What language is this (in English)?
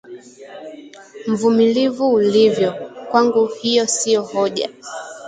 Swahili